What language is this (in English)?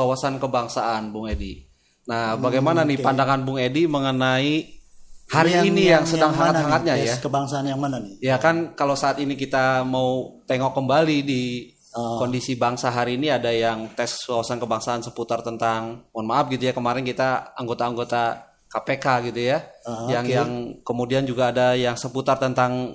Indonesian